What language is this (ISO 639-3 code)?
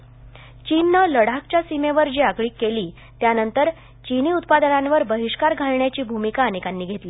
mar